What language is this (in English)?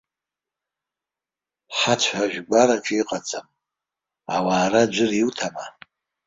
Abkhazian